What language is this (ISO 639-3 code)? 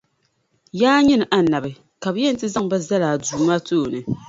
dag